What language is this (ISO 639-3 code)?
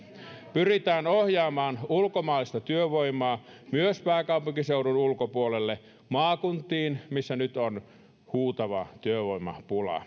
fin